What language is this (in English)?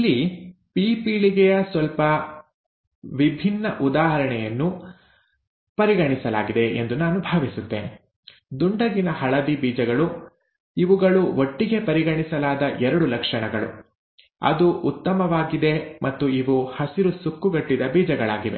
Kannada